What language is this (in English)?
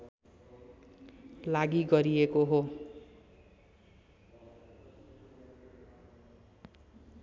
Nepali